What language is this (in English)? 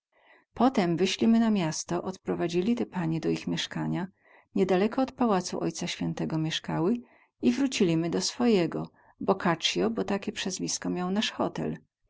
Polish